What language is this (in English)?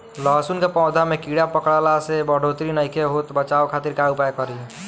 Bhojpuri